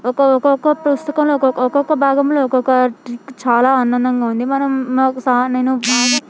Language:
Telugu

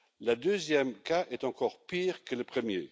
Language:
French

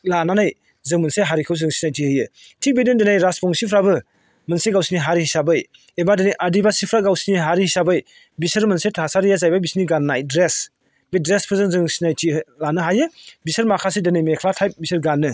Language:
Bodo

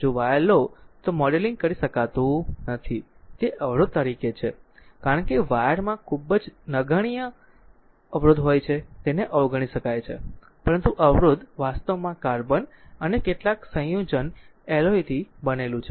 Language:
Gujarati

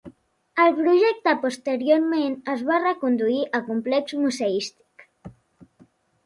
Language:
Catalan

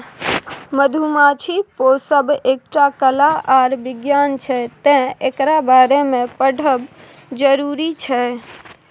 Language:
Maithili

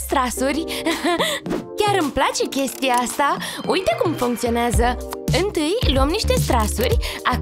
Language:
Romanian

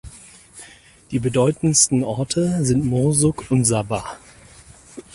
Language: German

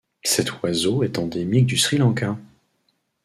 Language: French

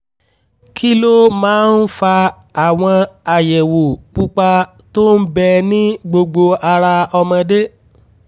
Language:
Yoruba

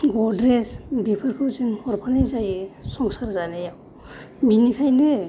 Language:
Bodo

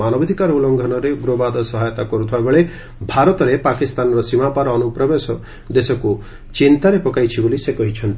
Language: Odia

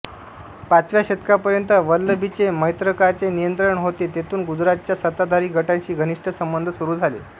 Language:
Marathi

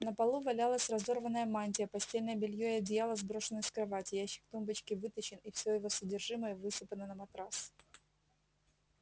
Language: Russian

